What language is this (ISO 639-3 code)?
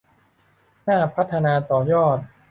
tha